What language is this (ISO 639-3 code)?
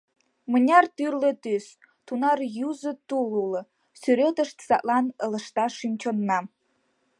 chm